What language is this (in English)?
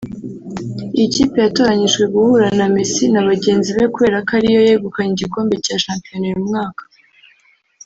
Kinyarwanda